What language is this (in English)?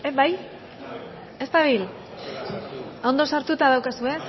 Basque